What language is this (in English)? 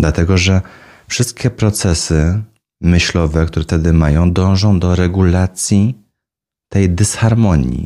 Polish